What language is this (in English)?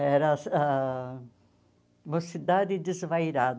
Portuguese